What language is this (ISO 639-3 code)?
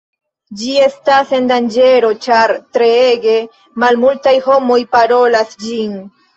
epo